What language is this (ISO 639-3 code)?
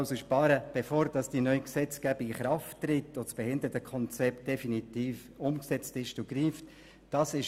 gsw